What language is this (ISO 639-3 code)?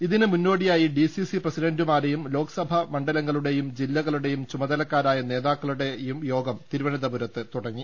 mal